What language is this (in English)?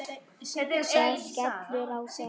Icelandic